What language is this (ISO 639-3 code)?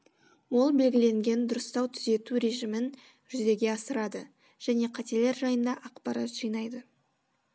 kaz